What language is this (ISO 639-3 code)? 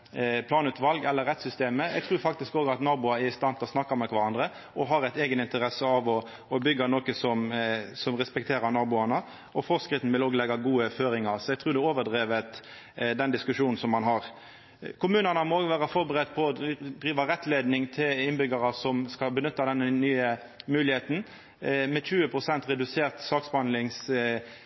nno